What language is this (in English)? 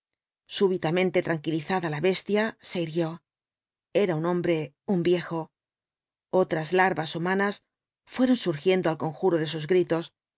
Spanish